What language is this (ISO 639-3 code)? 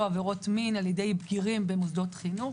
heb